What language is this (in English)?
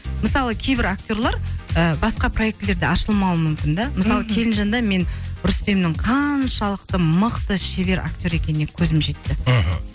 Kazakh